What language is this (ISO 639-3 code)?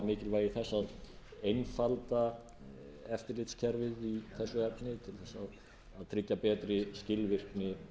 isl